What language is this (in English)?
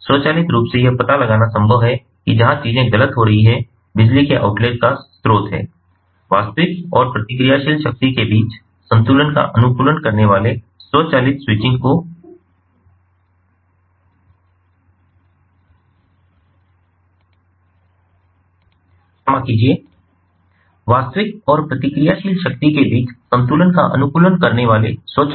Hindi